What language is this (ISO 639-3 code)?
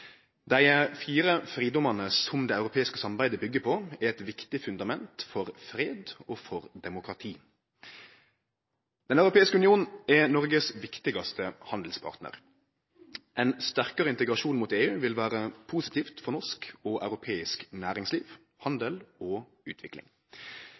nno